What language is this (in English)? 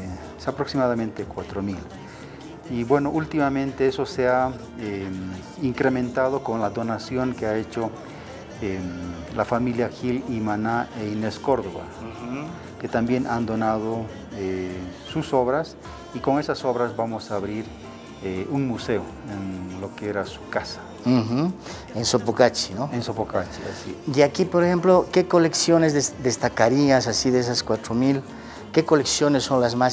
Spanish